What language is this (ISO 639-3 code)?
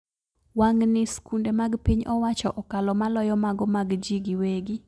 luo